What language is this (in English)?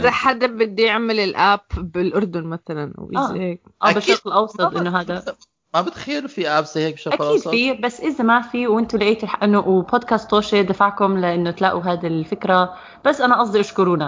Arabic